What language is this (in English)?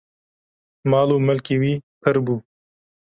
Kurdish